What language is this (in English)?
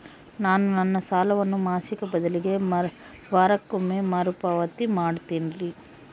Kannada